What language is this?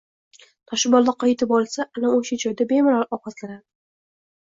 Uzbek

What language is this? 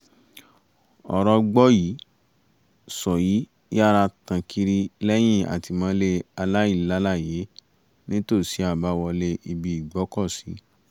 Yoruba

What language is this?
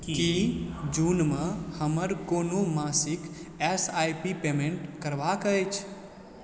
Maithili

